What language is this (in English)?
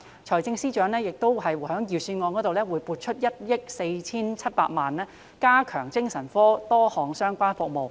Cantonese